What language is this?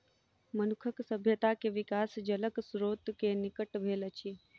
Maithili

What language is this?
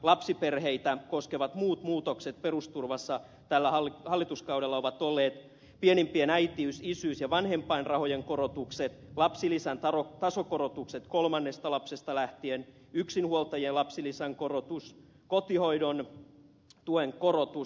Finnish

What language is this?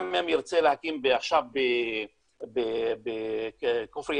Hebrew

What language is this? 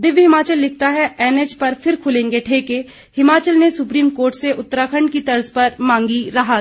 Hindi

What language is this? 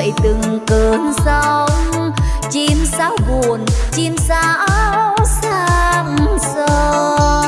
Vietnamese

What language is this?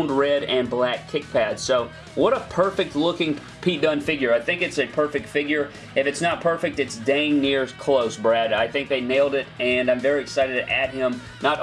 English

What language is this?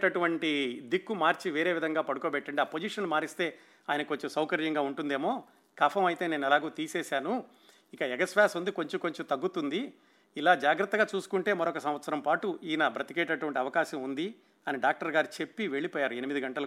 Telugu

